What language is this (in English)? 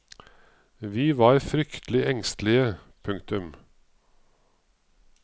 Norwegian